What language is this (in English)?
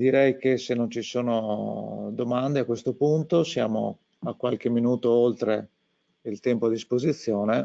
Italian